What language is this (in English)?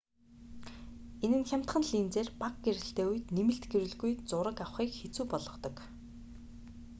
Mongolian